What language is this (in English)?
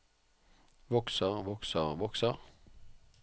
Norwegian